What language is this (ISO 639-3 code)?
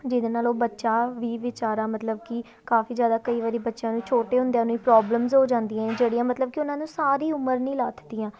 pan